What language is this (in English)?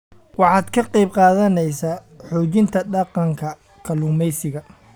Somali